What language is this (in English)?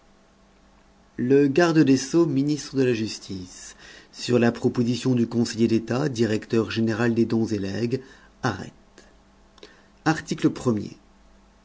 French